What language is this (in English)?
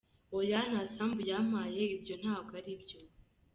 Kinyarwanda